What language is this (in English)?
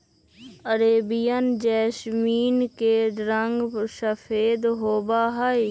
Magahi